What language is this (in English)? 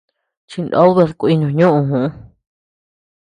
Tepeuxila Cuicatec